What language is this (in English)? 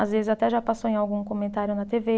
Portuguese